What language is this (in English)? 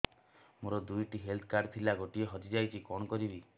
Odia